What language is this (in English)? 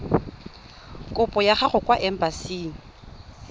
Tswana